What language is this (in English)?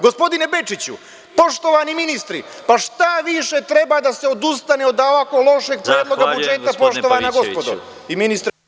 Serbian